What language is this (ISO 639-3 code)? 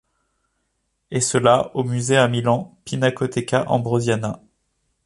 fra